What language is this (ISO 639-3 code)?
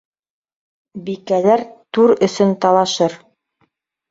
bak